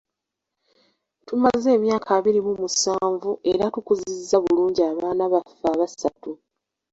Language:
Ganda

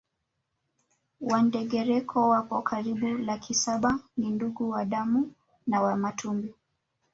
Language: Swahili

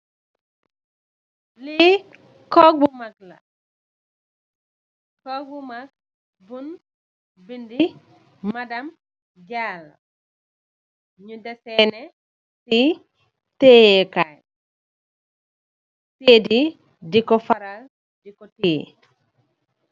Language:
Wolof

